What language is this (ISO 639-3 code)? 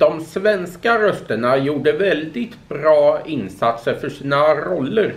swe